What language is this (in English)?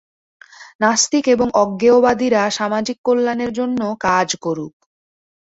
Bangla